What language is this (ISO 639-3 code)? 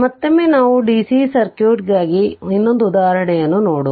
kan